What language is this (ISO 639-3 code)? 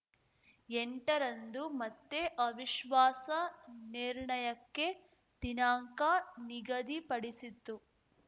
kan